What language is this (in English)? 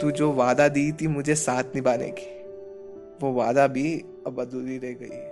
Hindi